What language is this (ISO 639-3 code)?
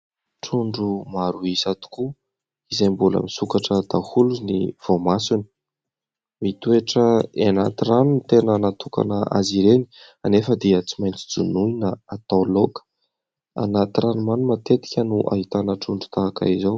mlg